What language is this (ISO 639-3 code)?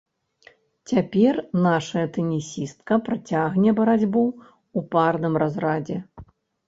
bel